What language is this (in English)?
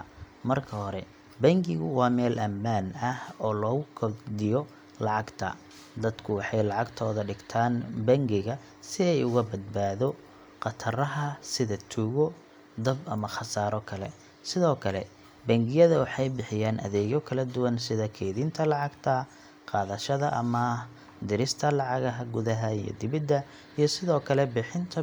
Somali